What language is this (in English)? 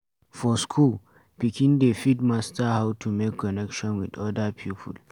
Nigerian Pidgin